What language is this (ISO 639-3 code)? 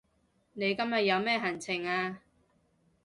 yue